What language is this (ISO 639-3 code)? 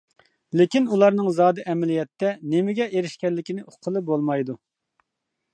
uig